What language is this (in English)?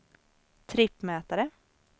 Swedish